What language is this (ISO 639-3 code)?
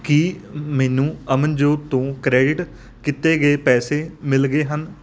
pan